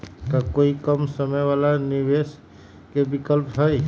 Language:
Magahi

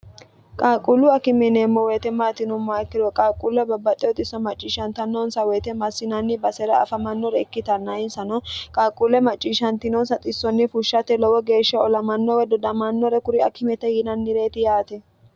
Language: Sidamo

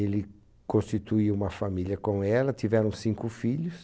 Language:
Portuguese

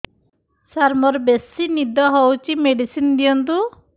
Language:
Odia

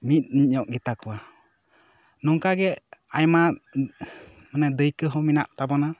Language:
Santali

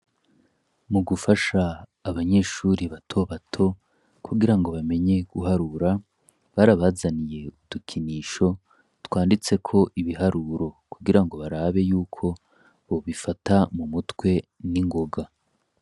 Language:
Rundi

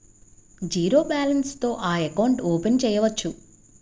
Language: Telugu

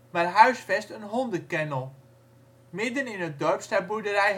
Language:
Dutch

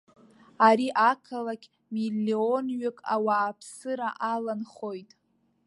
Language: Abkhazian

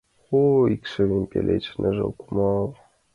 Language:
Mari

